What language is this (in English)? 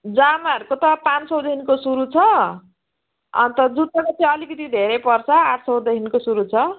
Nepali